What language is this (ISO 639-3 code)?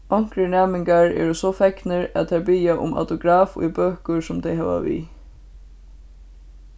fao